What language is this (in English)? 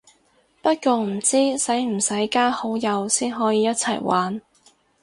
Cantonese